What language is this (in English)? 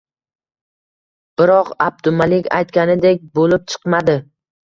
Uzbek